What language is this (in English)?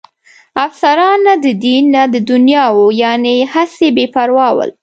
Pashto